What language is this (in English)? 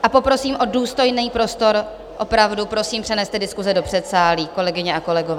Czech